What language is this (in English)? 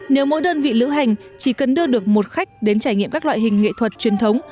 Vietnamese